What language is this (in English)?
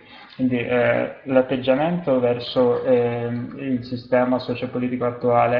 Italian